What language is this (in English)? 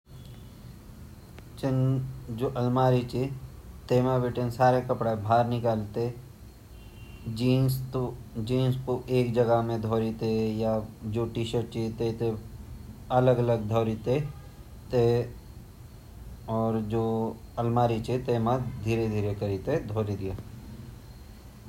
Garhwali